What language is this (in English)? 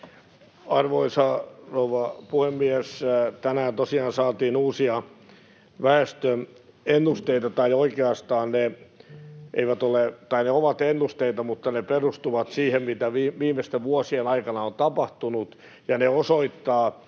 Finnish